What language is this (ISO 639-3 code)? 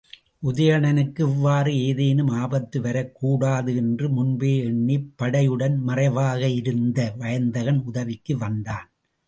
tam